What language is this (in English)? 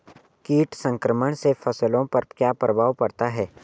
Hindi